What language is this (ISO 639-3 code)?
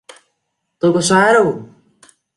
vie